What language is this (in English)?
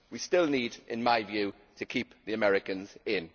English